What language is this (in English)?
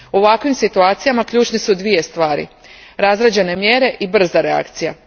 Croatian